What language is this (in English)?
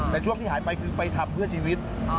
Thai